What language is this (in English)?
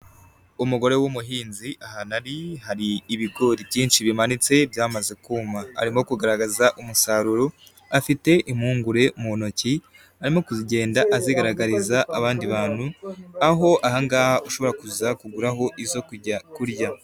Kinyarwanda